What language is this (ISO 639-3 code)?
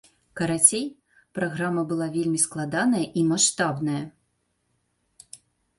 bel